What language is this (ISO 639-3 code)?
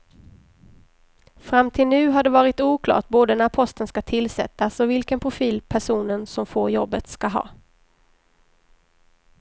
swe